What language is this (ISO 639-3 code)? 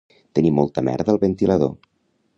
cat